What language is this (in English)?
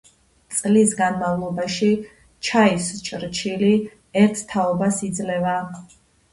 Georgian